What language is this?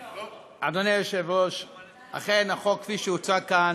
Hebrew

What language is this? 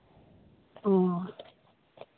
Santali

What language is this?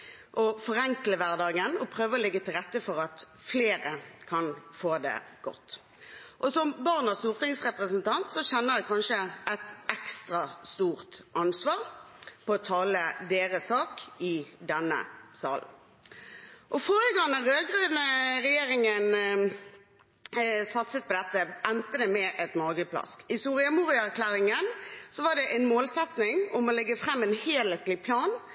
Norwegian Bokmål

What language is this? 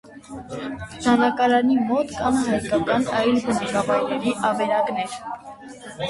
Armenian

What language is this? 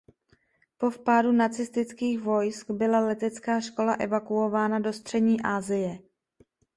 Czech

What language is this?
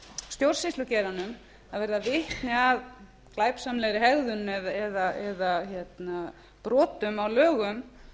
Icelandic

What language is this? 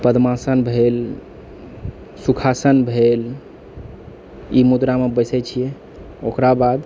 Maithili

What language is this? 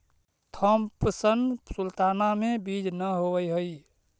Magahi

